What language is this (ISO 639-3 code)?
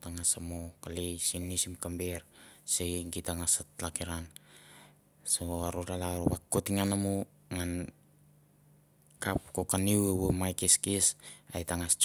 tbf